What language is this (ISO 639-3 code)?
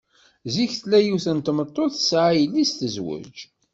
kab